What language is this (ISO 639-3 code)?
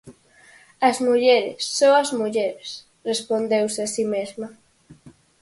glg